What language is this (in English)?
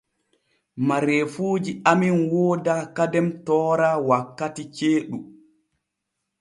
Borgu Fulfulde